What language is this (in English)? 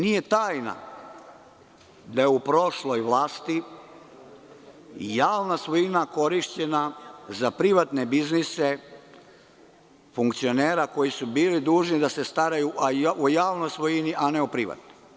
Serbian